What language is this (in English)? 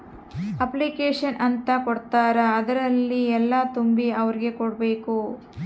Kannada